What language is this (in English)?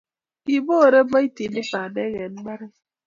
Kalenjin